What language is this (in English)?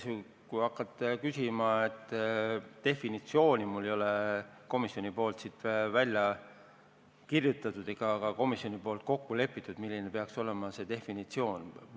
Estonian